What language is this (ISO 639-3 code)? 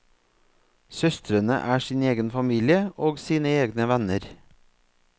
nor